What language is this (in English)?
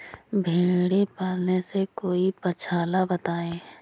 Hindi